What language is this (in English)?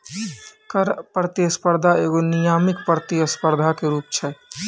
Maithili